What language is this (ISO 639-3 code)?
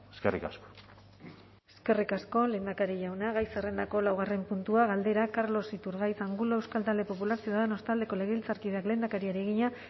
eus